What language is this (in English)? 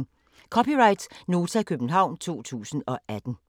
Danish